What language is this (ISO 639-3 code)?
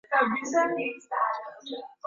swa